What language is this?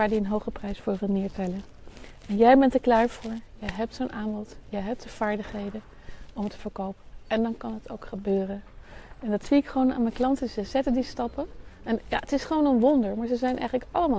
Dutch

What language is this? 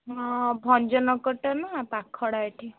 Odia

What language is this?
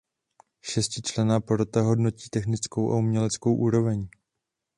Czech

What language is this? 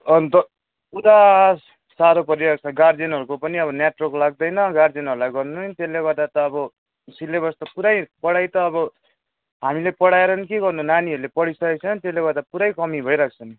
Nepali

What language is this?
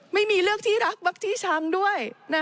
Thai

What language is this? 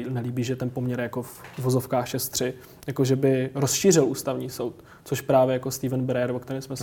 Czech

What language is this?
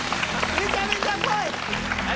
Japanese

